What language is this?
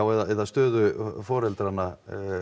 Icelandic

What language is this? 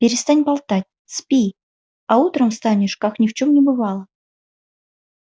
Russian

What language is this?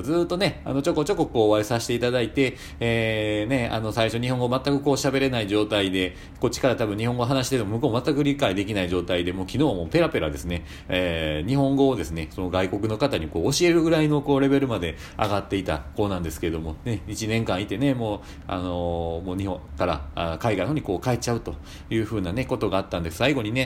Japanese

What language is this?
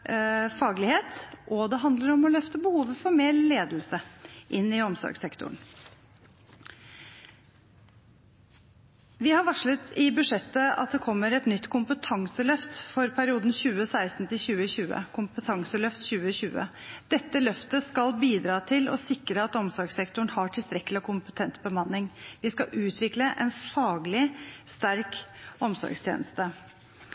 Norwegian Bokmål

